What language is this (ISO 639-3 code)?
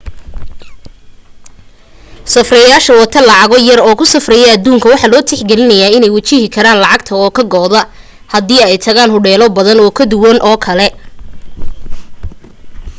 som